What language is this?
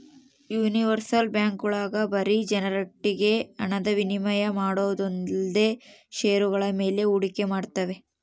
Kannada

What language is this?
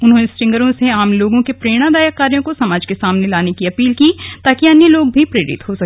Hindi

